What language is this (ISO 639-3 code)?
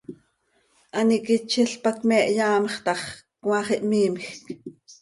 sei